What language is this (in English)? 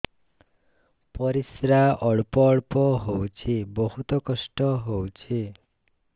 Odia